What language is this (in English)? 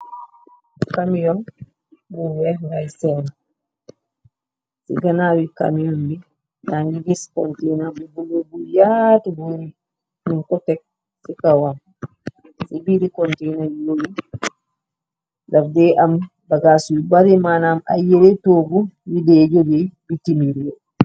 Wolof